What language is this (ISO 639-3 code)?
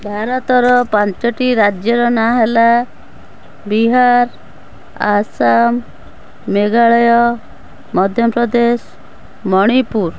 ori